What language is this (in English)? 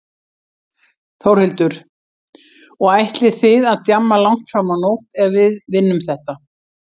Icelandic